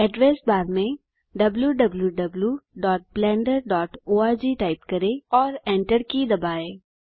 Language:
Hindi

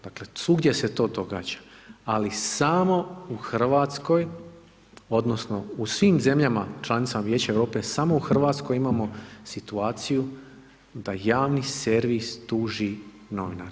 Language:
Croatian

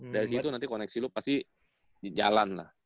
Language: Indonesian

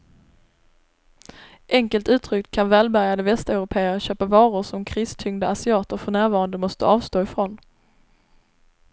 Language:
Swedish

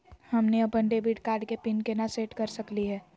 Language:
Magahi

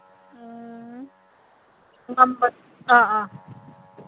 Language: Manipuri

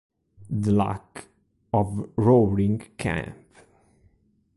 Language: Italian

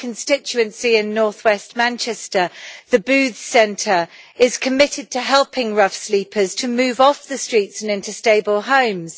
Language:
English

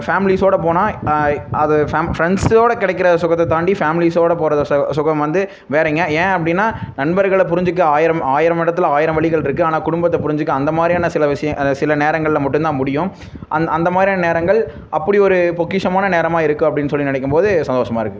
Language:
Tamil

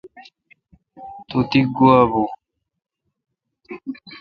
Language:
Kalkoti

